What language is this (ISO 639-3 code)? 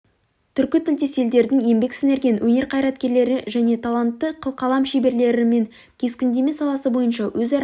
kaz